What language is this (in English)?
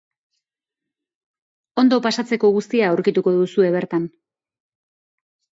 Basque